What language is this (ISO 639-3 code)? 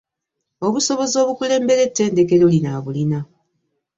lug